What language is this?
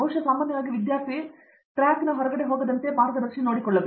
Kannada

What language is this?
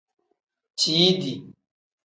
Tem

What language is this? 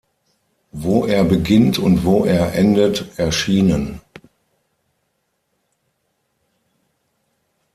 German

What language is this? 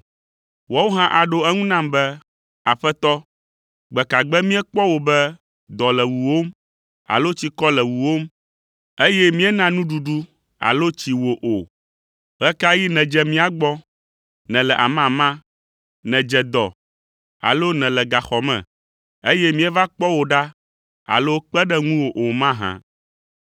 Ewe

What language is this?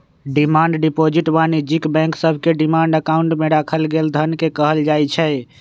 Magahi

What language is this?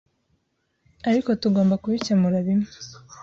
Kinyarwanda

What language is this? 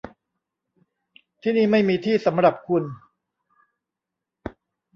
Thai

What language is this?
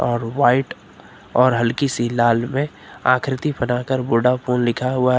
Hindi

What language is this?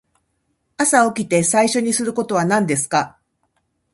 Japanese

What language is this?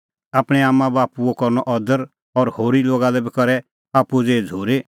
Kullu Pahari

